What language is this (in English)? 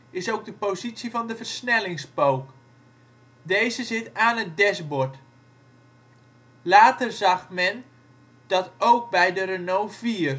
Dutch